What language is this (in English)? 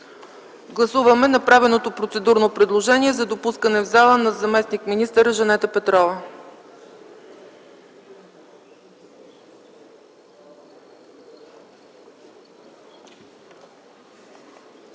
Bulgarian